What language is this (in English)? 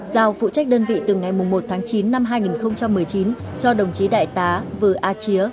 Vietnamese